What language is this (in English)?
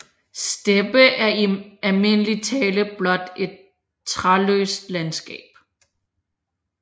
Danish